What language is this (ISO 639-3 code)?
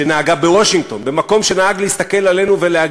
heb